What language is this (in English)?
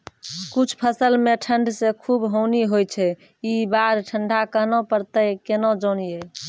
Maithili